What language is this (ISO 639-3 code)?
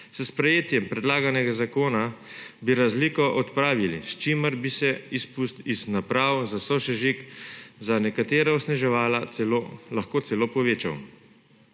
slv